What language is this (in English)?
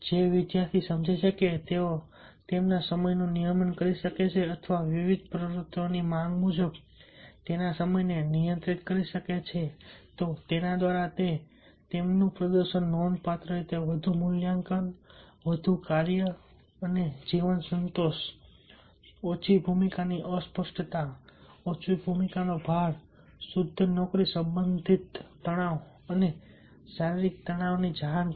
Gujarati